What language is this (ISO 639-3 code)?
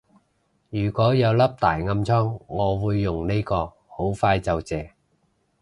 yue